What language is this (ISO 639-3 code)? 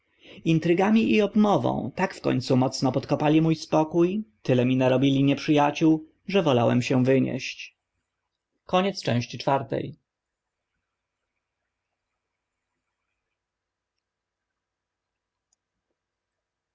pol